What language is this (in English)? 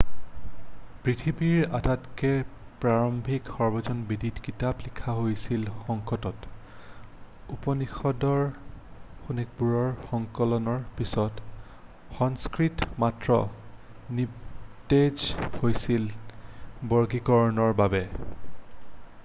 Assamese